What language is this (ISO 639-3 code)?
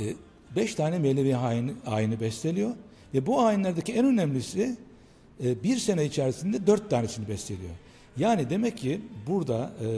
tur